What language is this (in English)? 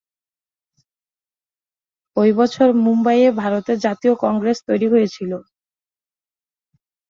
Bangla